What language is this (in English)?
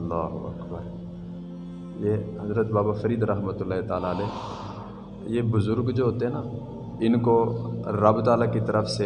Urdu